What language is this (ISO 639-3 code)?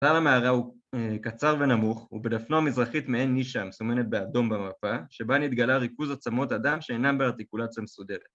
heb